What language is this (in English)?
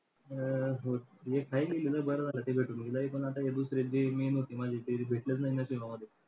Marathi